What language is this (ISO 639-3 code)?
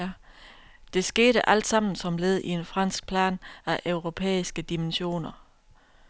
dan